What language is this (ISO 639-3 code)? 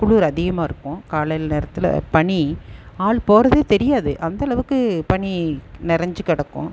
tam